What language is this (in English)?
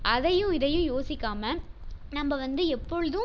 Tamil